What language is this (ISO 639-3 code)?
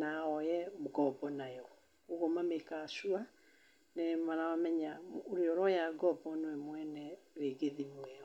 kik